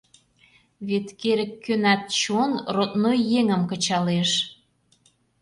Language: Mari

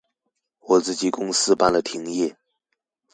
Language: Chinese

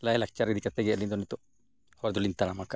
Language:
Santali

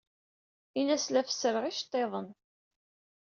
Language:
Kabyle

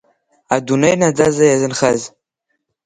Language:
Abkhazian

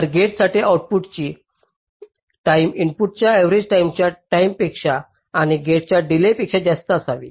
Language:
Marathi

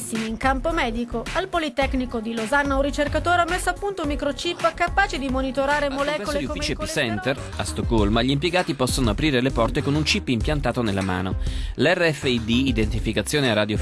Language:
Italian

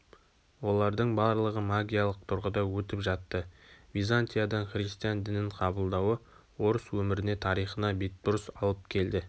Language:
Kazakh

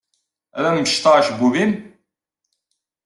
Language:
Kabyle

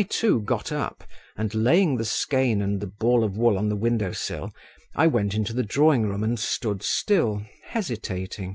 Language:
English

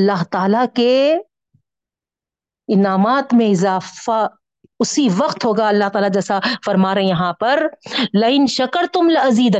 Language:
Urdu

